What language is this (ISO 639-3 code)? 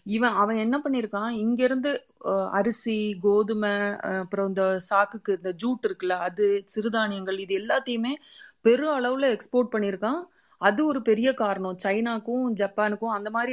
tam